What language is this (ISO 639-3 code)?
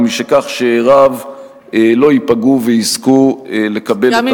heb